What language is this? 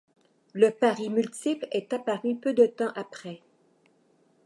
French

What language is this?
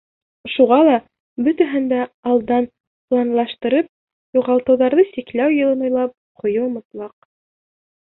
Bashkir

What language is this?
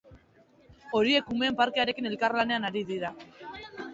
Basque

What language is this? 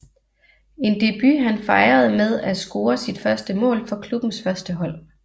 Danish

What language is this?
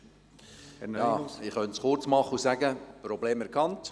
Swiss German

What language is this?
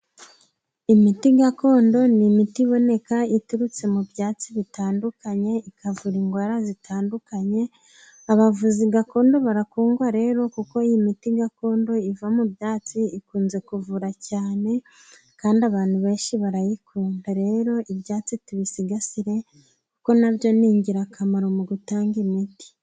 Kinyarwanda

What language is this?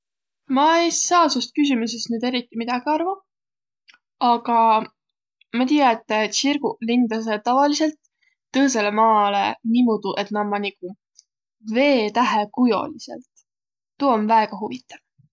Võro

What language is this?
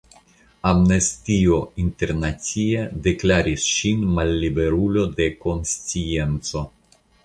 Esperanto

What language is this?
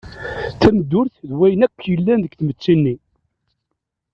Kabyle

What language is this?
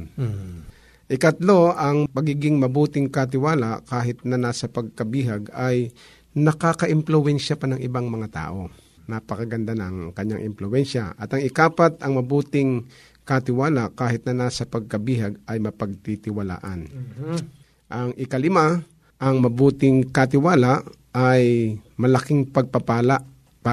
Filipino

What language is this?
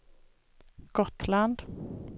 Swedish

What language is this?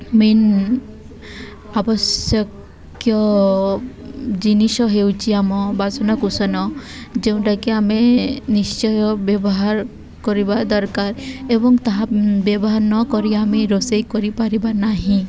Odia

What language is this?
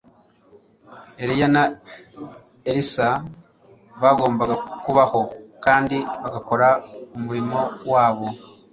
Kinyarwanda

